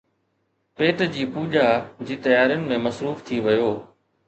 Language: Sindhi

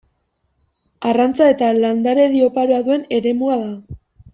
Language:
Basque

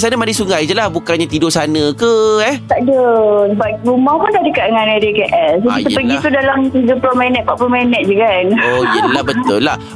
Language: Malay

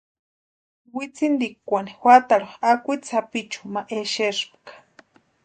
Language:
Western Highland Purepecha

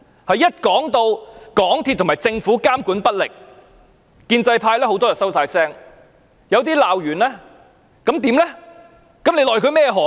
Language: Cantonese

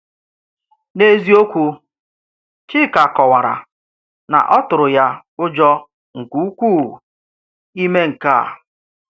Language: Igbo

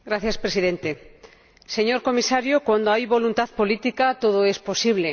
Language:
Spanish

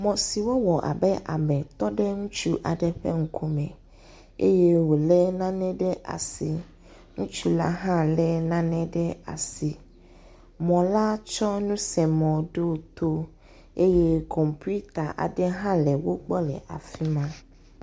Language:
Ewe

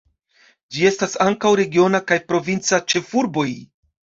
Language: Esperanto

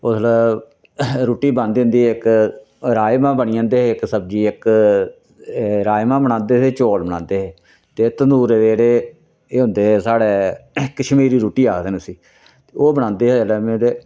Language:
Dogri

